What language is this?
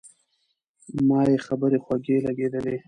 Pashto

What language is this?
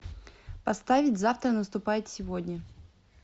Russian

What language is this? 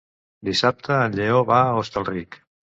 Catalan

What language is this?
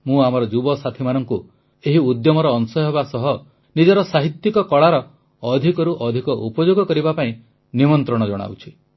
Odia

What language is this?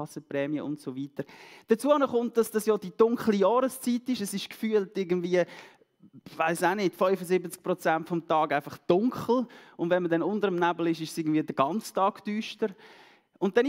German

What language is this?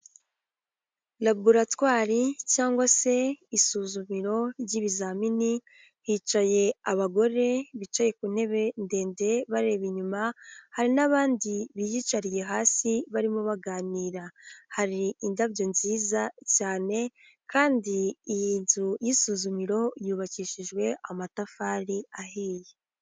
Kinyarwanda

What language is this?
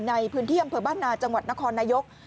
Thai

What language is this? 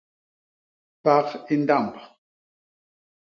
Basaa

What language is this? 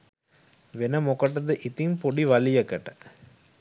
Sinhala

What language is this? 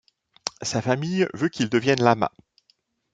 French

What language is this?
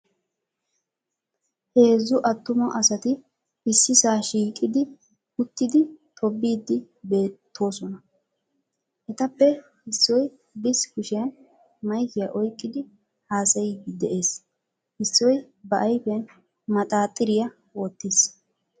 Wolaytta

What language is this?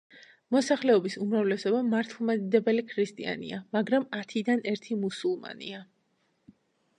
Georgian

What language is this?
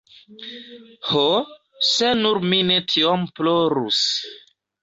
Esperanto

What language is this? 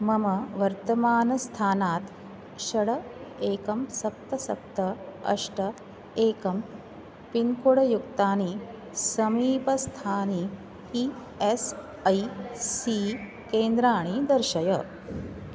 Sanskrit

